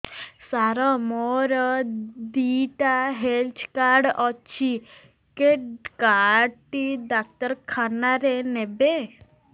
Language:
Odia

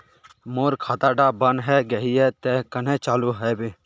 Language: Magahi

